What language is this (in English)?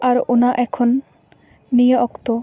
Santali